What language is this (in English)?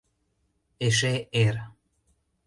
Mari